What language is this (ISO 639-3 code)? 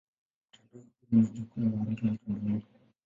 swa